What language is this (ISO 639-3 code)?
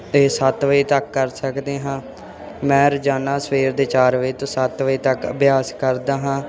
pan